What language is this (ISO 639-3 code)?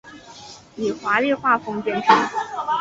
zho